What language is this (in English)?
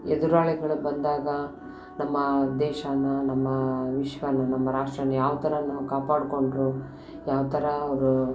Kannada